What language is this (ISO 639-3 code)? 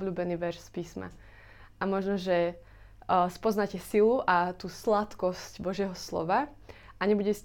slk